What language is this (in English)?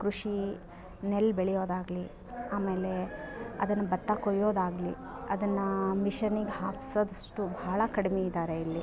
Kannada